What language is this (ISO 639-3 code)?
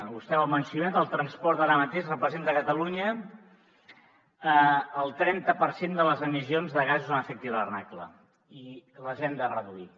cat